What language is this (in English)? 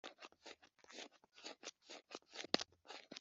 Kinyarwanda